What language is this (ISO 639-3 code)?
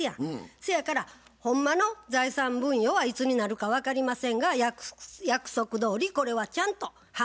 jpn